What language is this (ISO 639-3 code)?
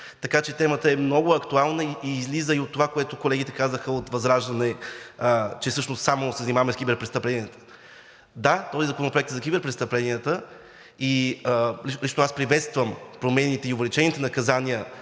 bul